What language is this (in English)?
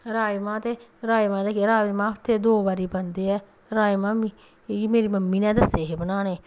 Dogri